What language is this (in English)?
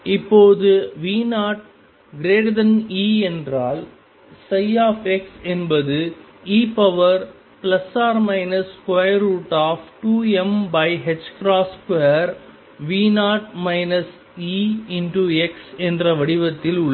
Tamil